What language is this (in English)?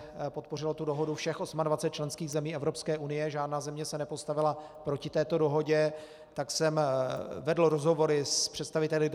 Czech